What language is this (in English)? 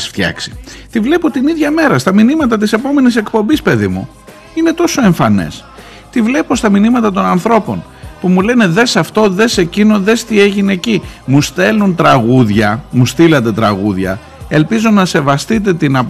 Greek